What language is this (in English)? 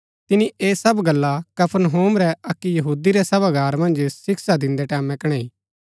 Gaddi